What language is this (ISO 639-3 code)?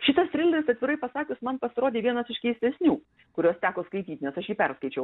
lit